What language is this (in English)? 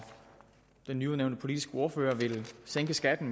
Danish